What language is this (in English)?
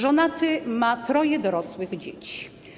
Polish